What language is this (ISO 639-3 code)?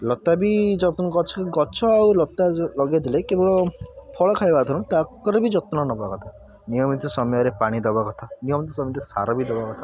ori